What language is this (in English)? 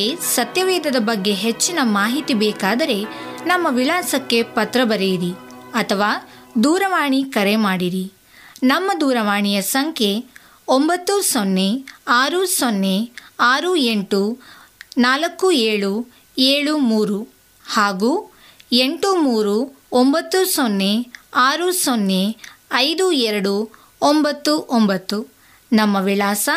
Kannada